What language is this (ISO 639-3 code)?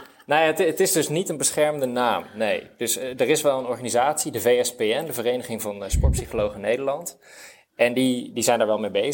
nld